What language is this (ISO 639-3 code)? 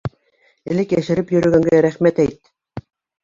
bak